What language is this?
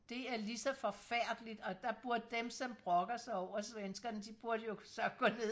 Danish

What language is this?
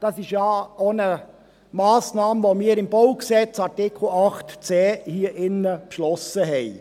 Swiss German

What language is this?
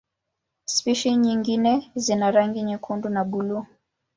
Swahili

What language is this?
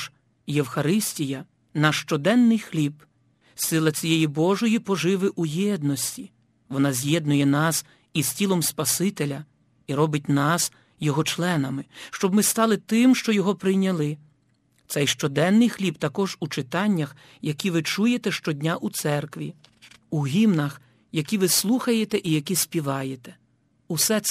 Ukrainian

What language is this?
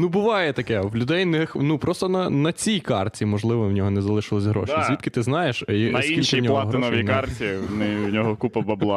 Ukrainian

